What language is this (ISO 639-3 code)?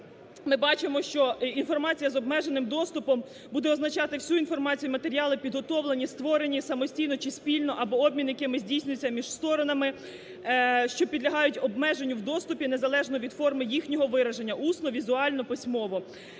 ukr